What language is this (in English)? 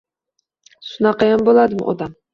Uzbek